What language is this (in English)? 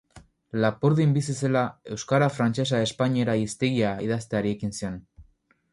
Basque